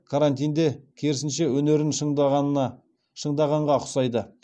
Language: Kazakh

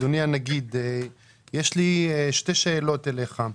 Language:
Hebrew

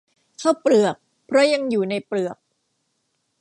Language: Thai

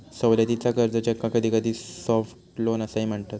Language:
Marathi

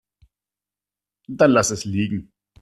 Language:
German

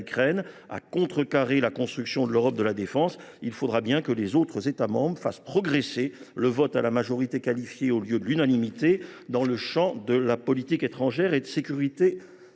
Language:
French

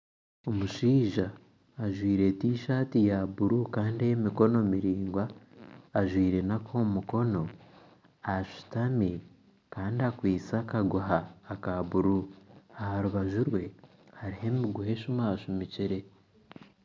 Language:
Nyankole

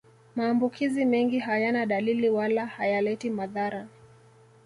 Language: Swahili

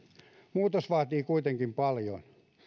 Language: Finnish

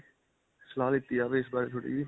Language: Punjabi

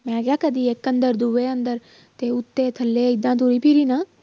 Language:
Punjabi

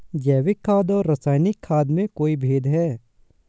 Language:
Hindi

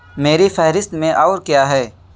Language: Urdu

